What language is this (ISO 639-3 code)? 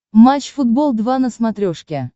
rus